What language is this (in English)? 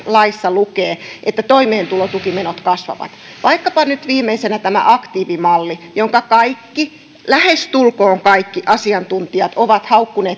Finnish